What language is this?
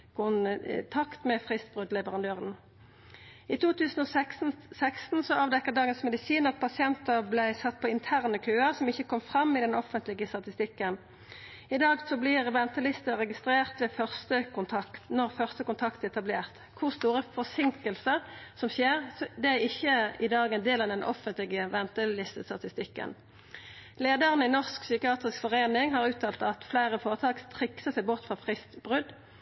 Norwegian Nynorsk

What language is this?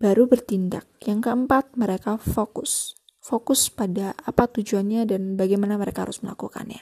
Indonesian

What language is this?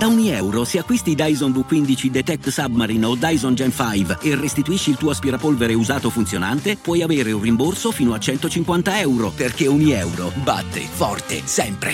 Italian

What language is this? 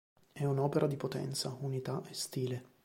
Italian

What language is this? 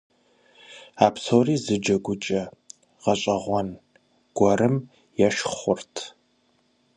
Kabardian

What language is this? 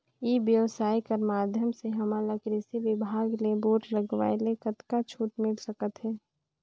Chhattisgarhi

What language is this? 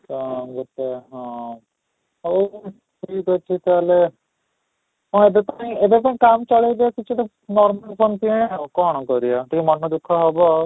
Odia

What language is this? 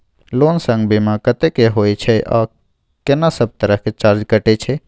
Maithili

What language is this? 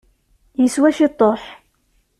Kabyle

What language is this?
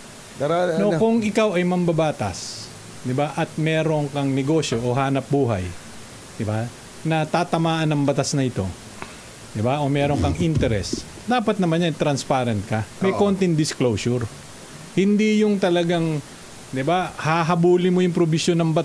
Filipino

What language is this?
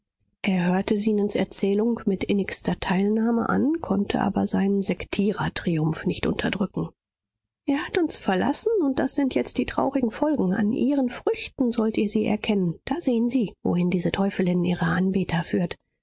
German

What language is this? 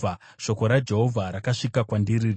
Shona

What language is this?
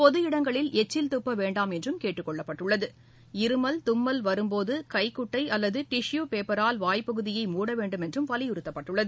Tamil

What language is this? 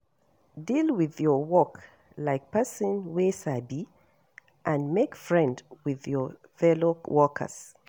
Nigerian Pidgin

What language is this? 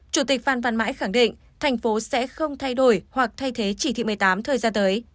Vietnamese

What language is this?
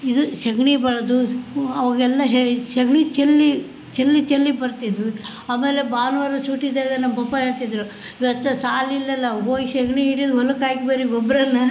Kannada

